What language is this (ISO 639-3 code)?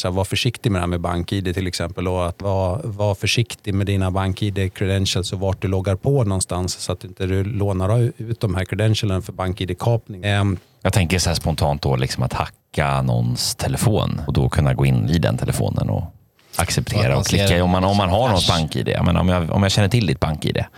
swe